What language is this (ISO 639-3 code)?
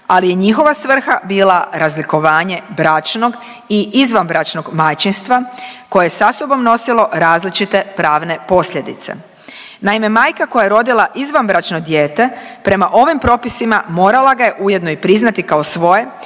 hrv